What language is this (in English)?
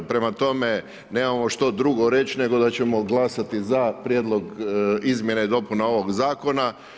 Croatian